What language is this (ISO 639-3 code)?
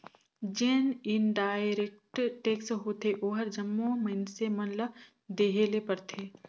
hne